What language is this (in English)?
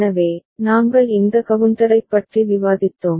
Tamil